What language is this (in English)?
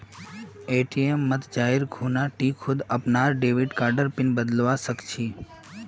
Magahi